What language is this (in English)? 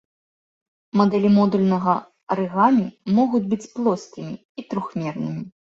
Belarusian